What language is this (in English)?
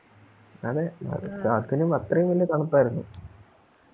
Malayalam